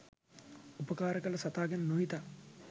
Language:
Sinhala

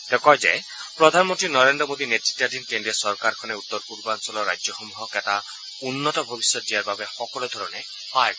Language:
Assamese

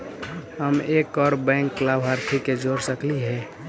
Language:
Magahi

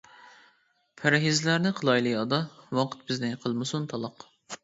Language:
Uyghur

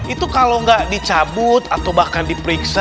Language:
Indonesian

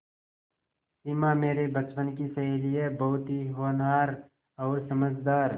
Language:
Hindi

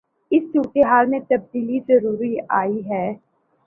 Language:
Urdu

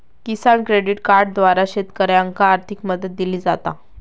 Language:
Marathi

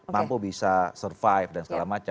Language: Indonesian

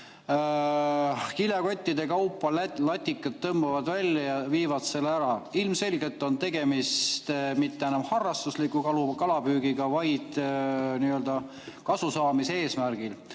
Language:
Estonian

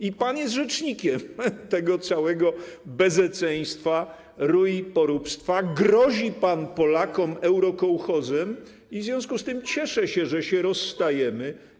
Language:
Polish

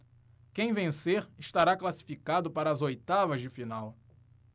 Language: Portuguese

